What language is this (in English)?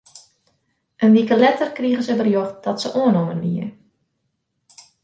Western Frisian